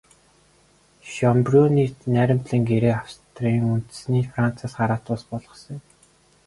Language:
Mongolian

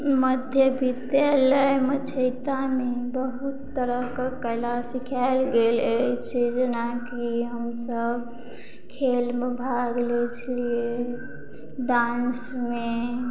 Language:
Maithili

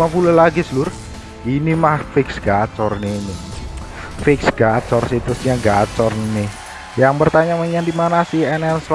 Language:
Indonesian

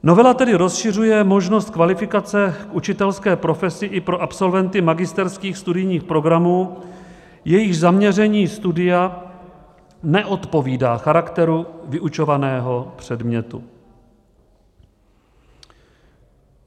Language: Czech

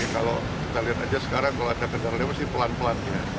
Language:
Indonesian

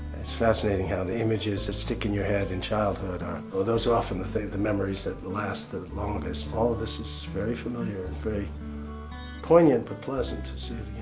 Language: English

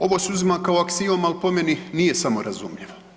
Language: Croatian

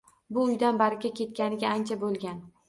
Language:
Uzbek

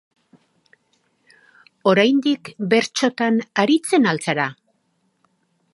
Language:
Basque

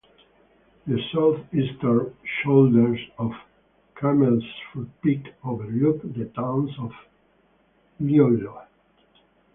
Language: English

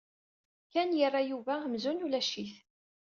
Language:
Kabyle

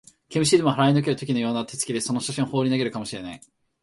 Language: Japanese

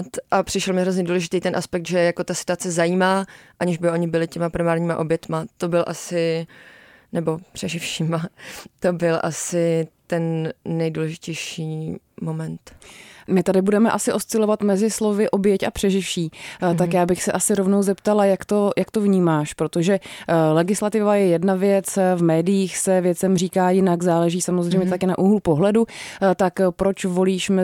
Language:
Czech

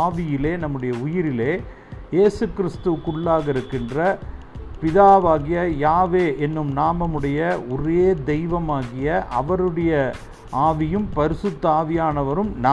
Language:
Tamil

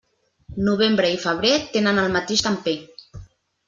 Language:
Catalan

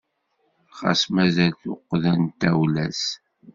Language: Kabyle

